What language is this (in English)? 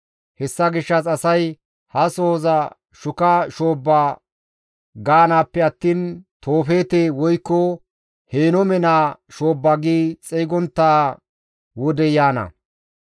Gamo